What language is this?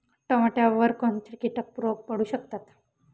Marathi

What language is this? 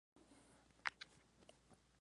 Spanish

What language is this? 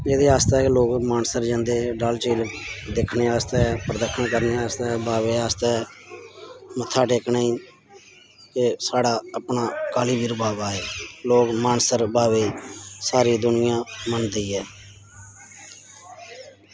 Dogri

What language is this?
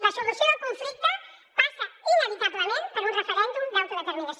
Catalan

